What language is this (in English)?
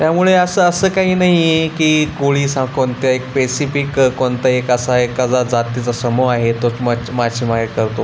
Marathi